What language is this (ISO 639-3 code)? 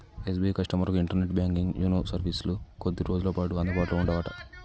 tel